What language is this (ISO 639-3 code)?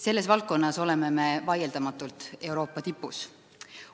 est